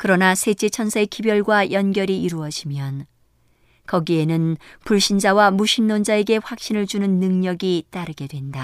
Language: Korean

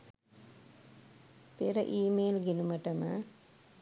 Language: Sinhala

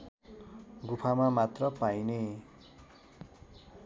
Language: Nepali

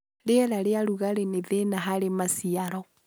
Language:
Kikuyu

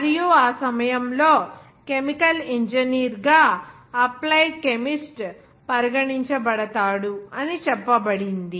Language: Telugu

